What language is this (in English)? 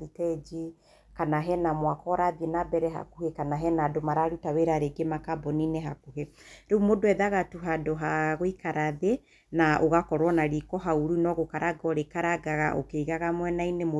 Kikuyu